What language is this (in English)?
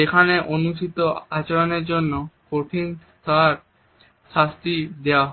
Bangla